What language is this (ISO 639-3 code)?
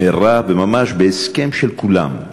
heb